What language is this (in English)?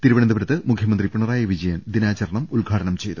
Malayalam